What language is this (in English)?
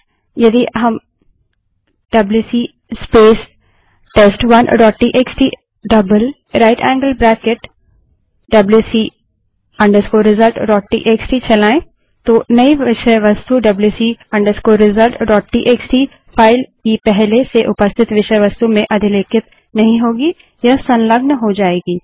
Hindi